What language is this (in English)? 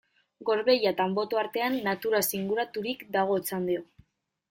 Basque